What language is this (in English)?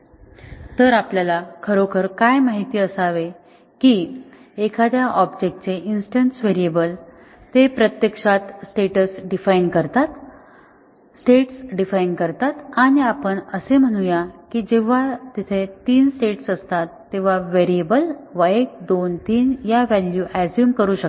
Marathi